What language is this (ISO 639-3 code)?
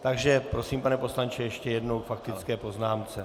ces